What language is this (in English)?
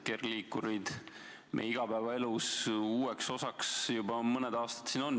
Estonian